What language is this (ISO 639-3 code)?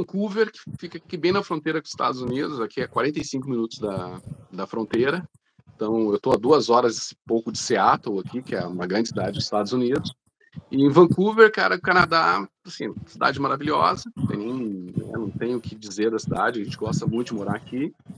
por